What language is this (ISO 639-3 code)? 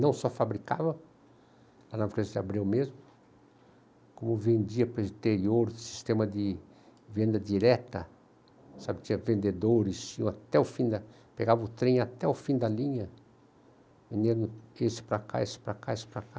por